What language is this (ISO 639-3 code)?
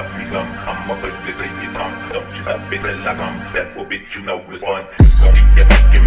eng